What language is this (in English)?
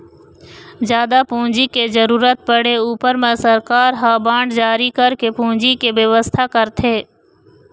Chhattisgarhi